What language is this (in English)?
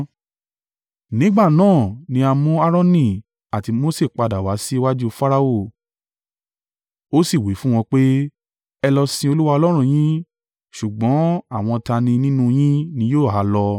Yoruba